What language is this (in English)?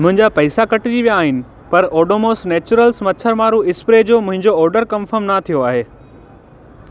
Sindhi